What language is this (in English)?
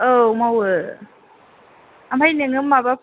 Bodo